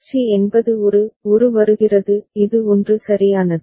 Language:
Tamil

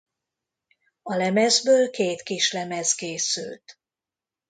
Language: Hungarian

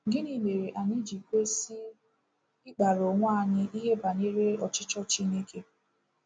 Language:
Igbo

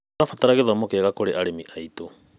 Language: Kikuyu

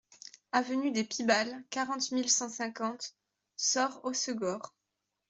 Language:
French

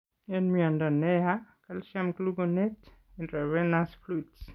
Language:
Kalenjin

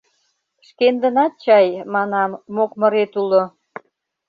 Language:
Mari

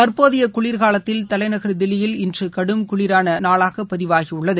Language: Tamil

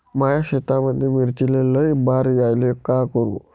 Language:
Marathi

